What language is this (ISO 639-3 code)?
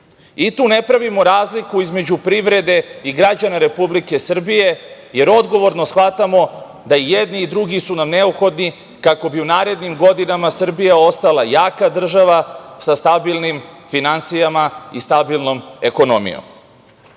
srp